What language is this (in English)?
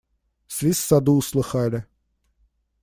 Russian